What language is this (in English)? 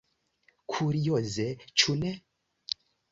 Esperanto